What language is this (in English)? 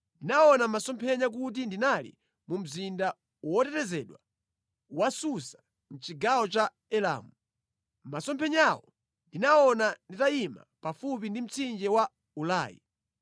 Nyanja